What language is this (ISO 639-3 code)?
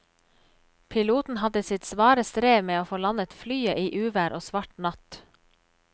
nor